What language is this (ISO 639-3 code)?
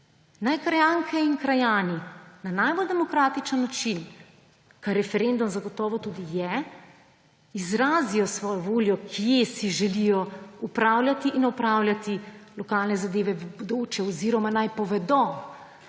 slv